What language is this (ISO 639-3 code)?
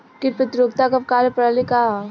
bho